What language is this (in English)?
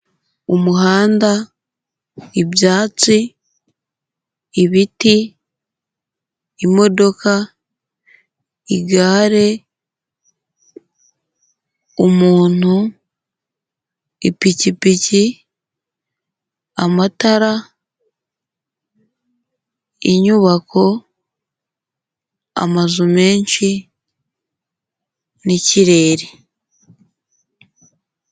Kinyarwanda